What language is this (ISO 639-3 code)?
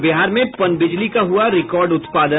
hin